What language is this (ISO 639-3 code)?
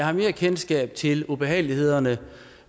dan